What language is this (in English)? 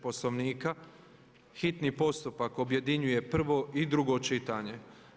Croatian